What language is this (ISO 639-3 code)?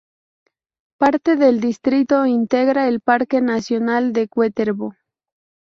spa